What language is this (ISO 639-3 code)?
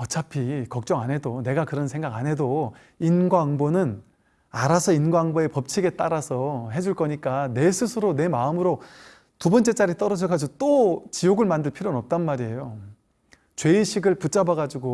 kor